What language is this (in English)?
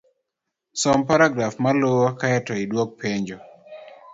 Luo (Kenya and Tanzania)